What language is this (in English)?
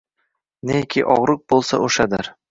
Uzbek